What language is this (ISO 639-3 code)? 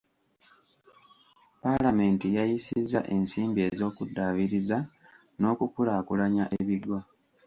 lug